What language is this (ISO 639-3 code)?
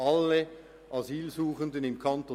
gsw